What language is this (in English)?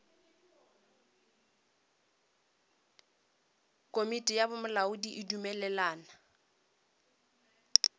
Northern Sotho